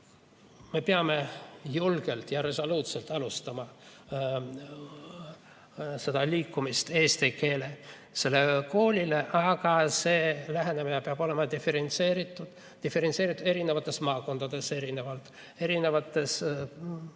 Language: Estonian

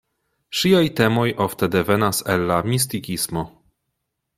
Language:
Esperanto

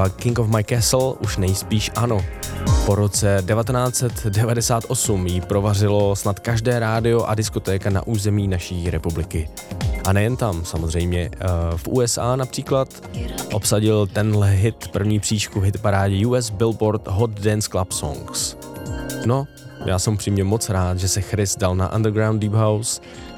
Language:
Czech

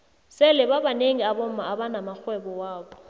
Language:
South Ndebele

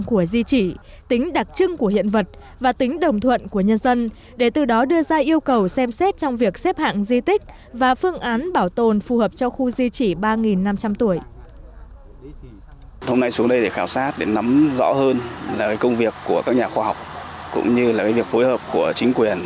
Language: Vietnamese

